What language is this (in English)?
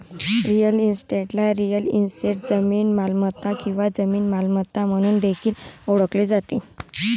Marathi